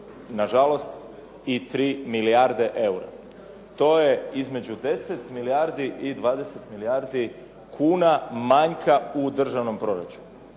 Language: Croatian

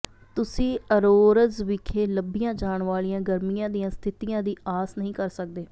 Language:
Punjabi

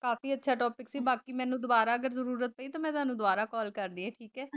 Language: Punjabi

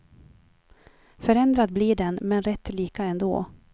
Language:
Swedish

